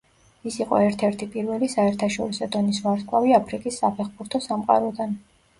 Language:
Georgian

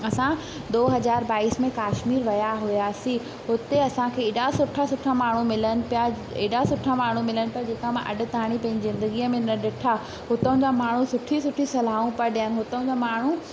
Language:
Sindhi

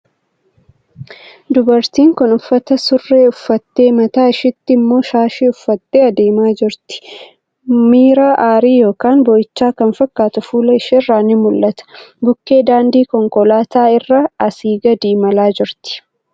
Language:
Oromo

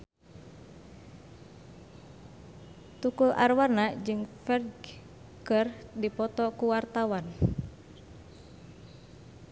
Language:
Sundanese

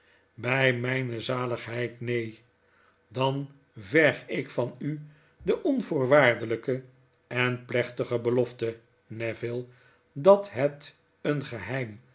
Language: Dutch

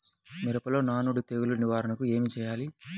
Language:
Telugu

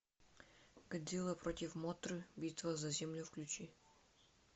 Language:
Russian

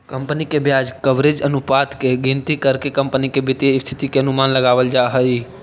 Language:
Magahi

